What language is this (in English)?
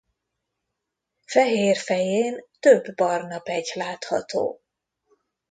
Hungarian